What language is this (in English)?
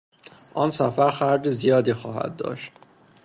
Persian